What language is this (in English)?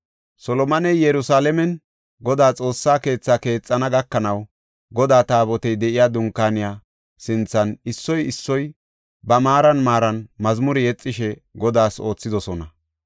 Gofa